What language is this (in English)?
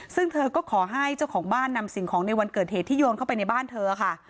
Thai